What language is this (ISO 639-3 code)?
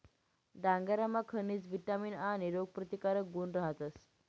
mar